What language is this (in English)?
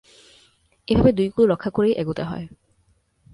Bangla